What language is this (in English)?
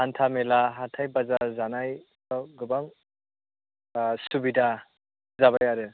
Bodo